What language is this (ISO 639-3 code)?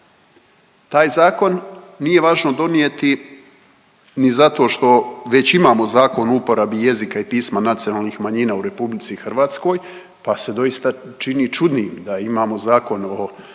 hrv